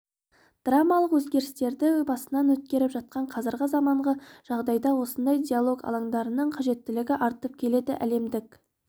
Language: Kazakh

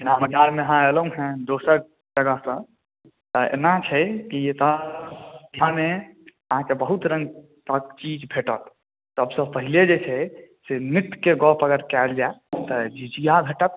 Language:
Maithili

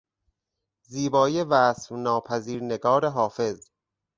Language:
Persian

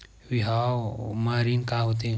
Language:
Chhattisgarhi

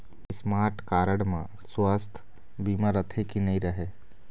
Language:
Chhattisgarhi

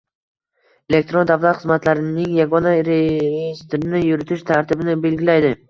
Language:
Uzbek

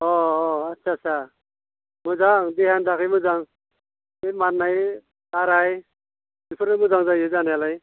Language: Bodo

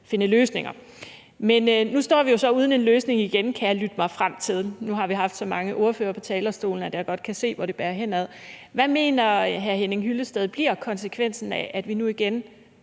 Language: Danish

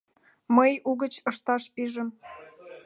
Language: Mari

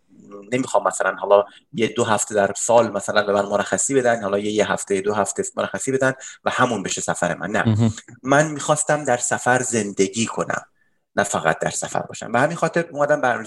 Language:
Persian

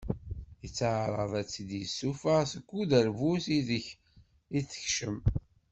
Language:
Kabyle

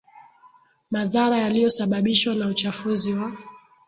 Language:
Swahili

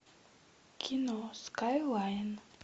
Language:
Russian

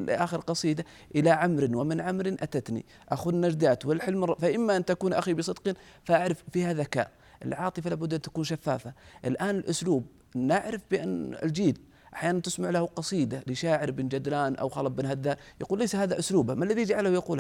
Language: Arabic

